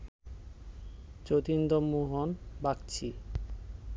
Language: Bangla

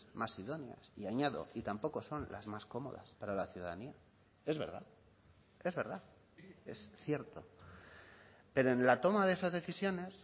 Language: Spanish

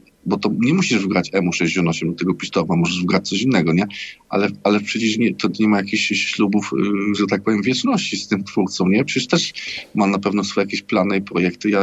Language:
Polish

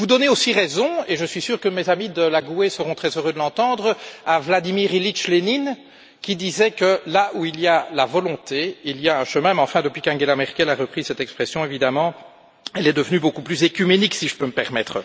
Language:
French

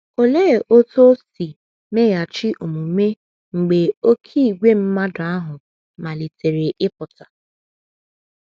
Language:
Igbo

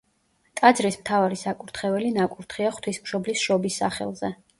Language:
Georgian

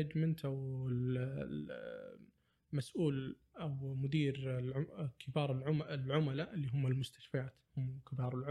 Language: Arabic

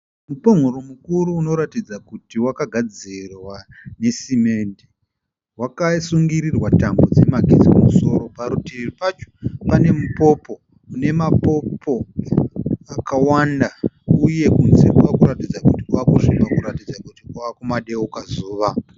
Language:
Shona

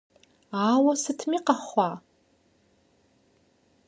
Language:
Kabardian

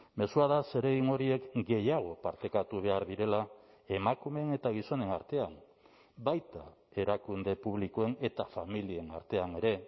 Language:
Basque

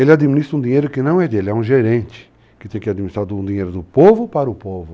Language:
Portuguese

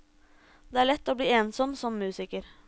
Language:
Norwegian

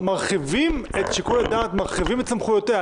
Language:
Hebrew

